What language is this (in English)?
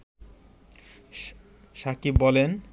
Bangla